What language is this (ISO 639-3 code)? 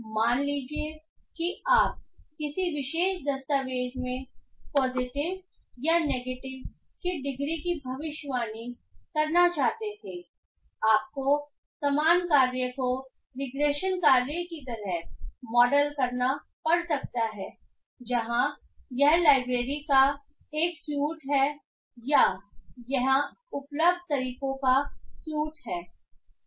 hin